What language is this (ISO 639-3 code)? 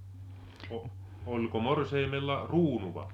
fin